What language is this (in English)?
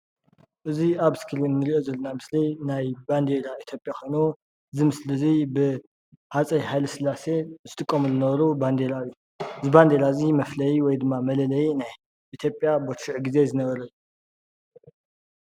Tigrinya